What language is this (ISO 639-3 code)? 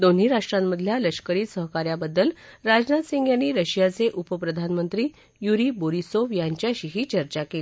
mar